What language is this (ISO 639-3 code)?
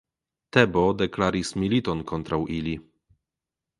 epo